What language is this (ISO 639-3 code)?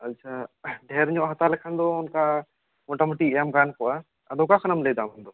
sat